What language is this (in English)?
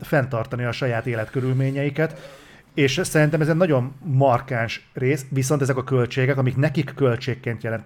Hungarian